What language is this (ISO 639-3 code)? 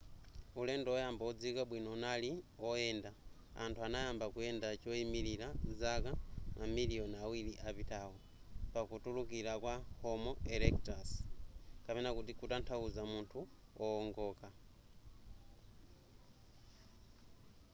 nya